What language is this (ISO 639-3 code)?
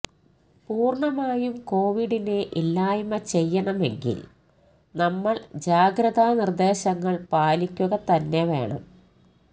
mal